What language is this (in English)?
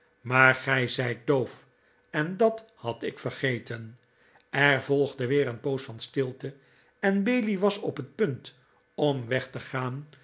Dutch